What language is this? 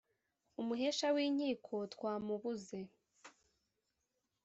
Kinyarwanda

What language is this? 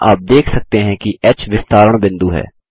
Hindi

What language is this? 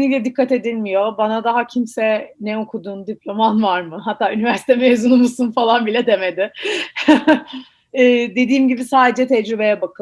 Turkish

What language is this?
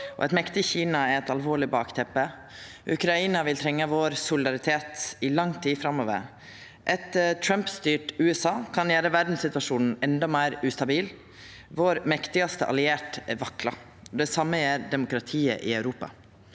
Norwegian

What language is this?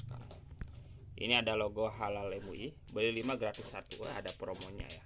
Indonesian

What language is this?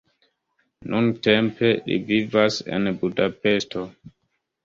Esperanto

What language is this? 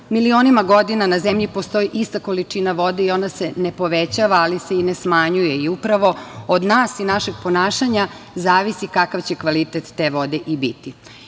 Serbian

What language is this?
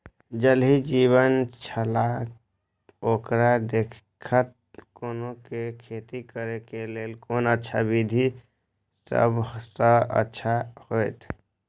Maithili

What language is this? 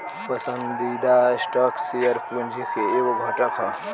Bhojpuri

